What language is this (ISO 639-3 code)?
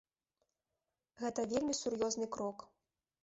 bel